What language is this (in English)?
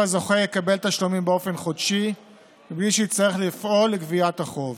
Hebrew